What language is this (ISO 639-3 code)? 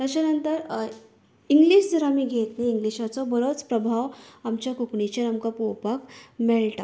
kok